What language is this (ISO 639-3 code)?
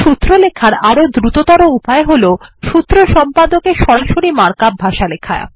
ben